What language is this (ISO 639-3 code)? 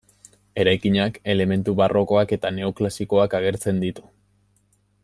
eus